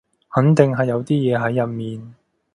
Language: Cantonese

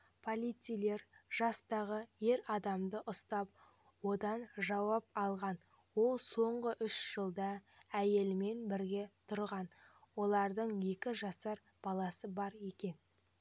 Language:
Kazakh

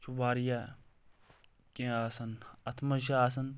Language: Kashmiri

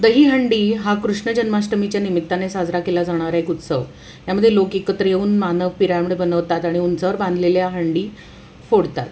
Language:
Marathi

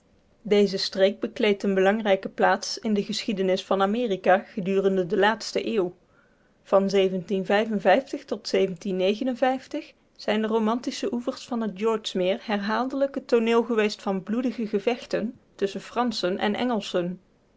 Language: Dutch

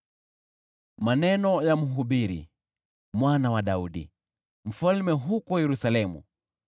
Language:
Swahili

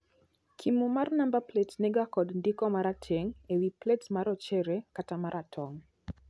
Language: Luo (Kenya and Tanzania)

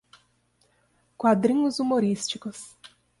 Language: Portuguese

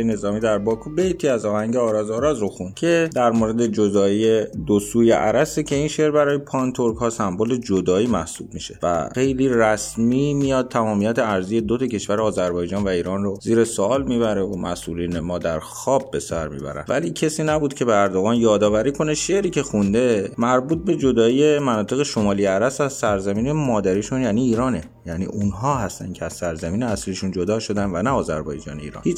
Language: Persian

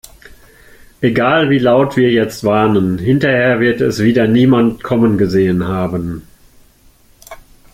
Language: German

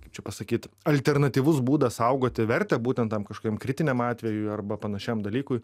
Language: Lithuanian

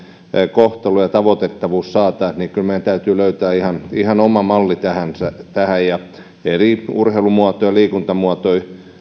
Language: Finnish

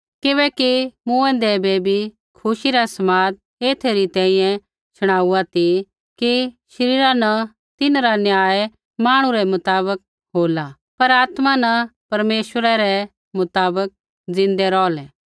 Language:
Kullu Pahari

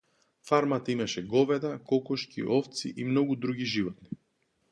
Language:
Macedonian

